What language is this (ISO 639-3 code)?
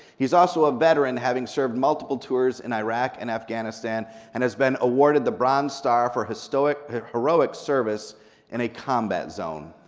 eng